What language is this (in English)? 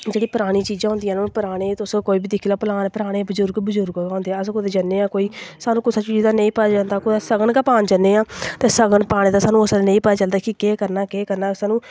Dogri